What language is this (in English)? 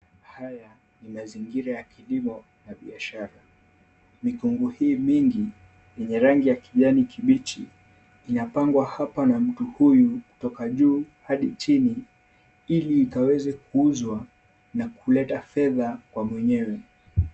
Swahili